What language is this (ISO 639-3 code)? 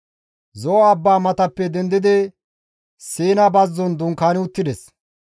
gmv